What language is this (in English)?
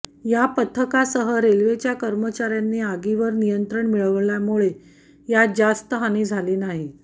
Marathi